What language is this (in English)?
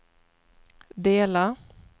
Swedish